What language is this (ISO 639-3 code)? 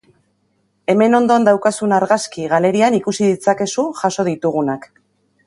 eus